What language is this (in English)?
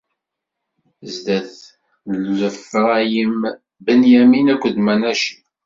Kabyle